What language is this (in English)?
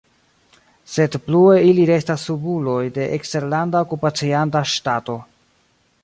Esperanto